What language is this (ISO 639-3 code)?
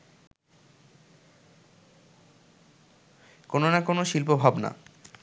ben